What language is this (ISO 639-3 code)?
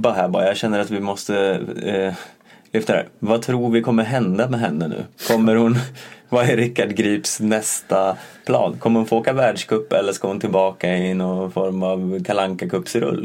swe